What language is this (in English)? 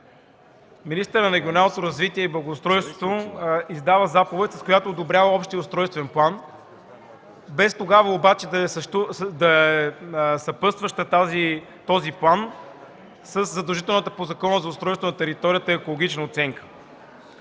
Bulgarian